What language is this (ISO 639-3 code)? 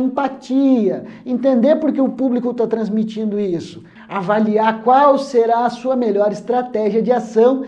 por